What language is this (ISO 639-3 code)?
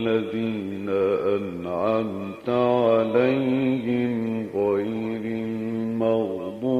ara